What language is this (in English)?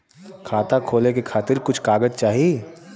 Bhojpuri